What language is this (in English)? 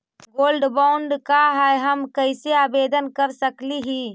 Magahi